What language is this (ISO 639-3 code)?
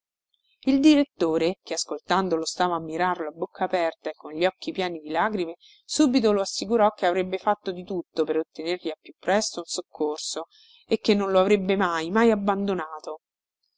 ita